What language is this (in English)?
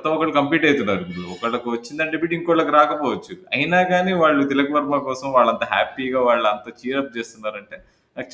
Telugu